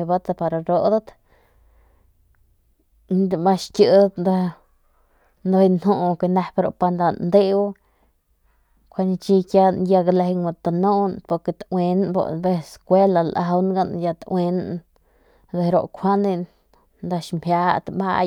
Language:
Northern Pame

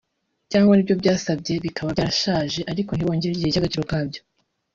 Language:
Kinyarwanda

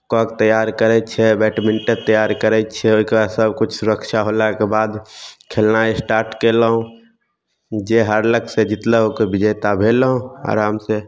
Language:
Maithili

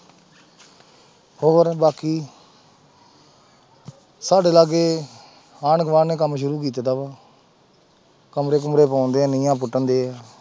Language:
Punjabi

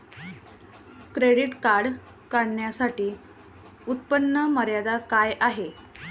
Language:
Marathi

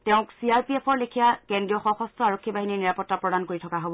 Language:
Assamese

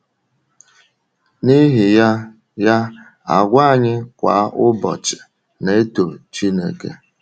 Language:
Igbo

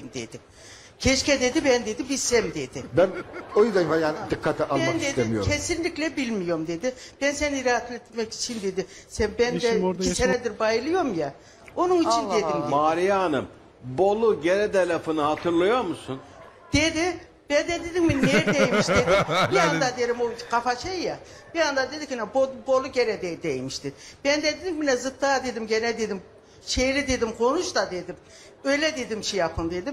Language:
Turkish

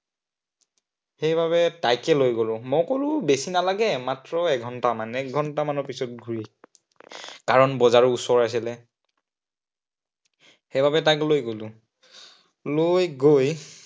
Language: Assamese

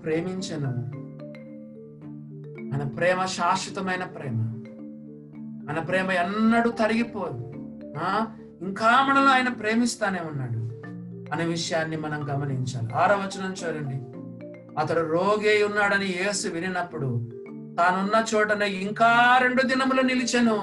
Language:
Telugu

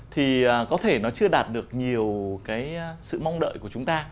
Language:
Vietnamese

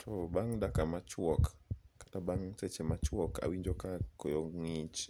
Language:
Luo (Kenya and Tanzania)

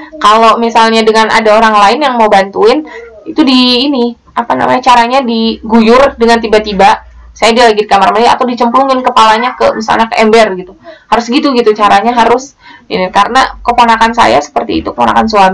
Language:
Indonesian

